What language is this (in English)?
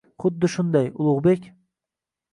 Uzbek